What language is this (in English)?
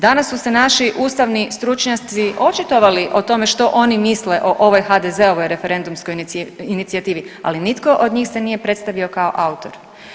Croatian